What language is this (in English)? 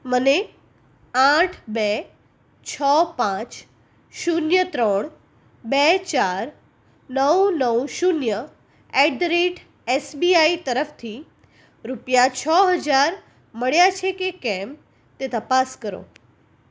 Gujarati